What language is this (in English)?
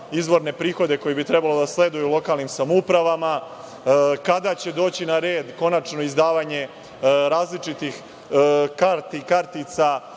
Serbian